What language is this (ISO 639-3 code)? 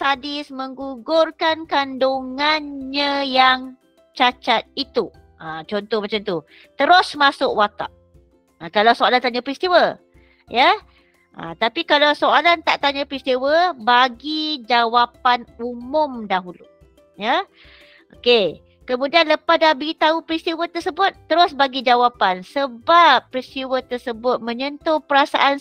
msa